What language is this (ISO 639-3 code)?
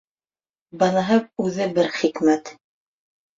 bak